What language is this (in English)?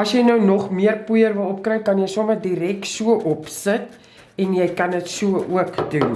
Dutch